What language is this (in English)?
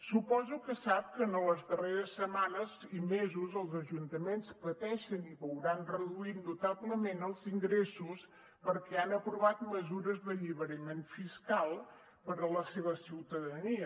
Catalan